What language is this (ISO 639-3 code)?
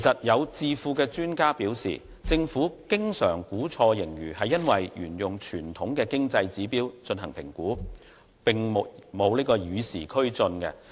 yue